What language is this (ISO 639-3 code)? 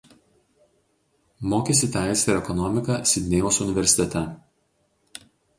lit